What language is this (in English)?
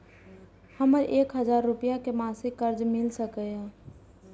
Maithili